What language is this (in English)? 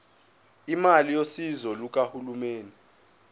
Zulu